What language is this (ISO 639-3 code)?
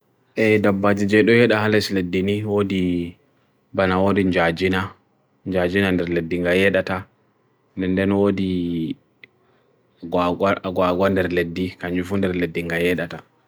fui